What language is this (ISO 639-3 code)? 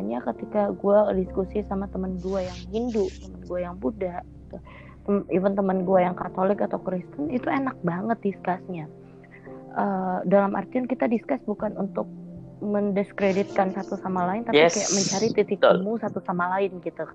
ind